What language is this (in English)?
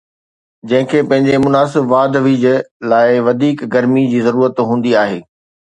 Sindhi